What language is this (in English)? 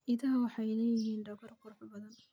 Somali